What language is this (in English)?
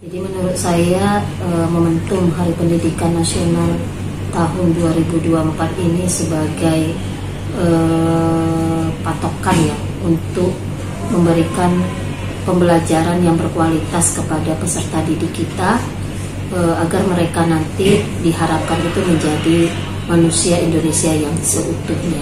Indonesian